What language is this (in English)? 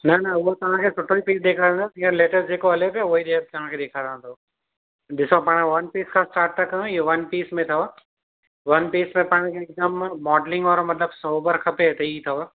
Sindhi